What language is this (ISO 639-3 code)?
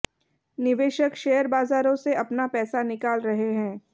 hin